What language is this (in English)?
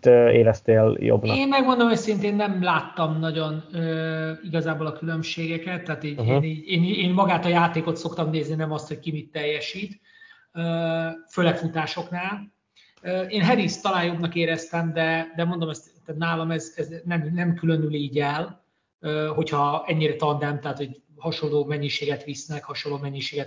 Hungarian